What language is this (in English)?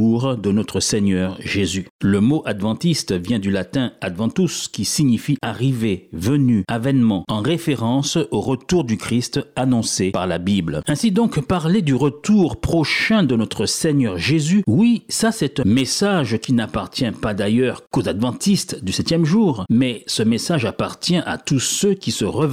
French